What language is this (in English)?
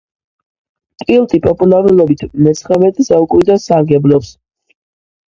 Georgian